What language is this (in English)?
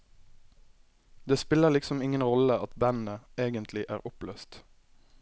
Norwegian